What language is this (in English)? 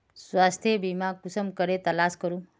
Magahi